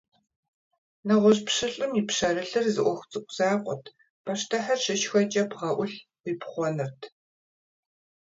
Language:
Kabardian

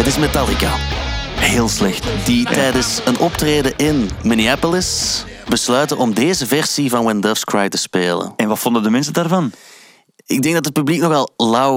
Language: Dutch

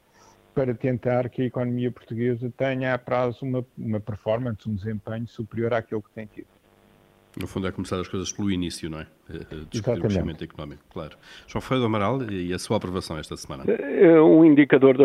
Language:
Portuguese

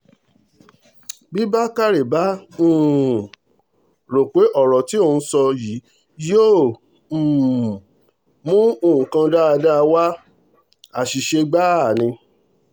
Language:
Yoruba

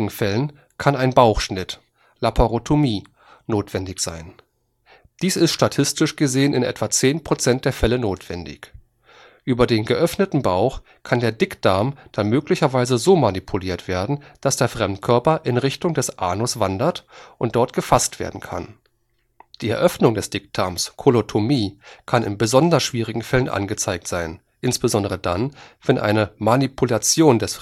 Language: German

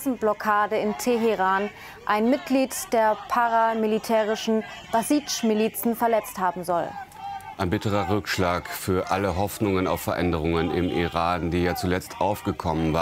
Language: German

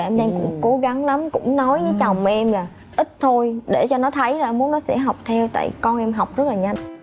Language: Vietnamese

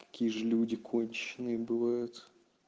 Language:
Russian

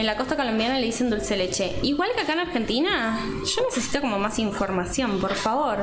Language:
Spanish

